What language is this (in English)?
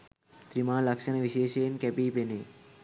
Sinhala